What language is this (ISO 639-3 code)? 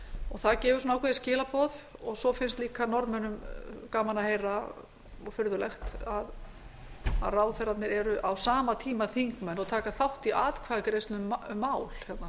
isl